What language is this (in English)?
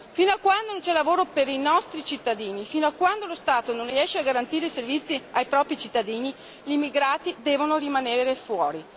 Italian